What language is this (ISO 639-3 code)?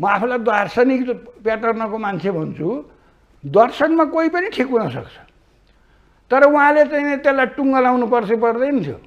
hin